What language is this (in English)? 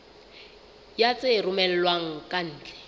Southern Sotho